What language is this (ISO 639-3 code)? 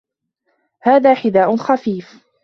ara